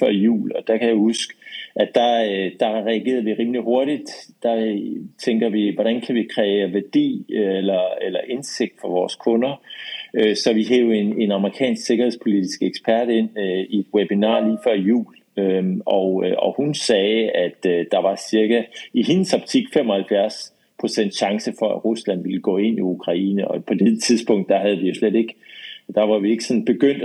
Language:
Danish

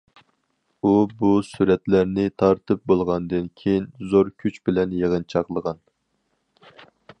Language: Uyghur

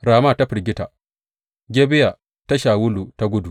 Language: Hausa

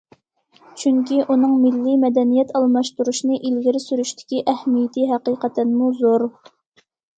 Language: Uyghur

